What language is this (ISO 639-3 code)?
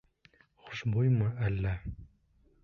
bak